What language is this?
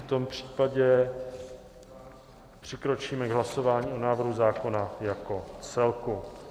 Czech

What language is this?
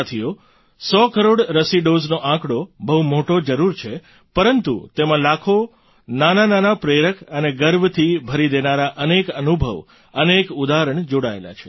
Gujarati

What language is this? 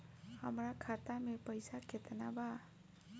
Bhojpuri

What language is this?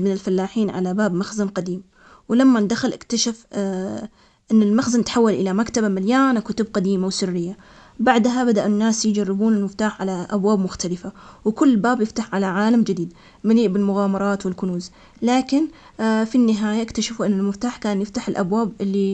Omani Arabic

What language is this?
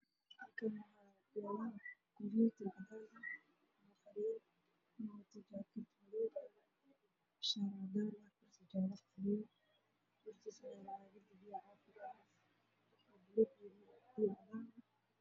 Somali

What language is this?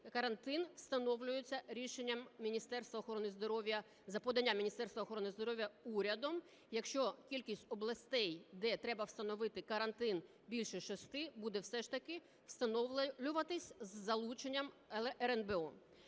Ukrainian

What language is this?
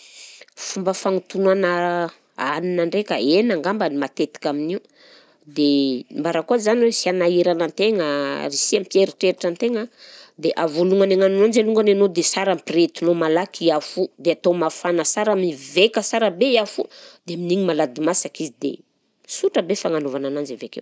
Southern Betsimisaraka Malagasy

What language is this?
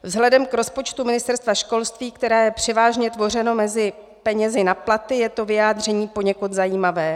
Czech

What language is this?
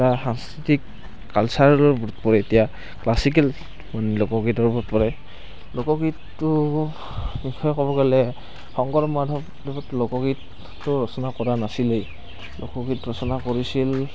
Assamese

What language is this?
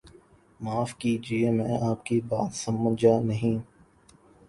Urdu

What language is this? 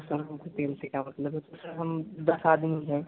Hindi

